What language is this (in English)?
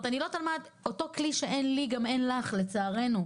Hebrew